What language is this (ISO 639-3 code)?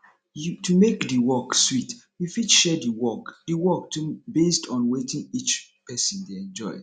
pcm